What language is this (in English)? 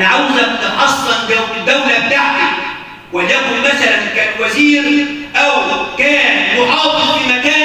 Arabic